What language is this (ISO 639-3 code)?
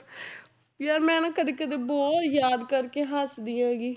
pan